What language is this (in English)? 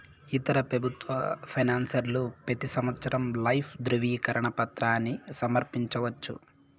Telugu